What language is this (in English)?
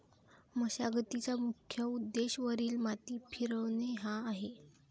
Marathi